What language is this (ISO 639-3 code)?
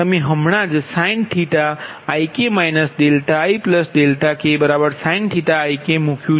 guj